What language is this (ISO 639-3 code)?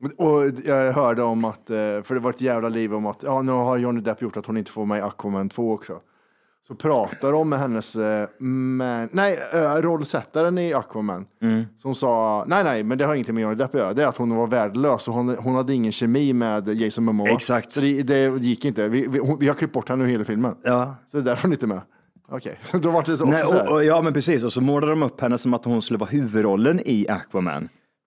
swe